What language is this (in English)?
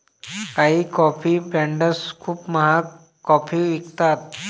Marathi